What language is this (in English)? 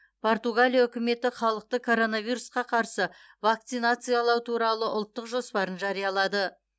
Kazakh